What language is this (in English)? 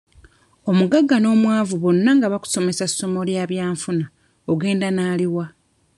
Ganda